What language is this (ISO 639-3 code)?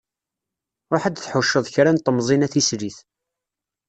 kab